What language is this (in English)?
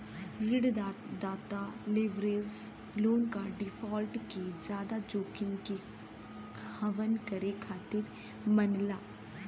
Bhojpuri